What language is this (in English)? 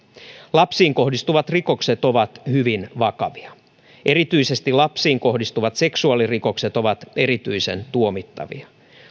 Finnish